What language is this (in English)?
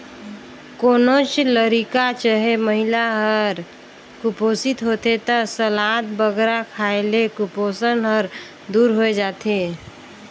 Chhattisgarhi